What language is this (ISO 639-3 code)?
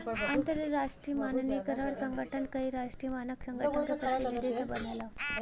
bho